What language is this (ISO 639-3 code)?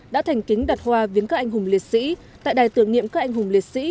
vie